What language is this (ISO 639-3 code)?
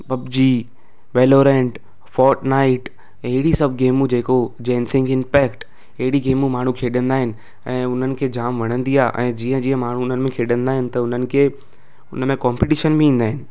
snd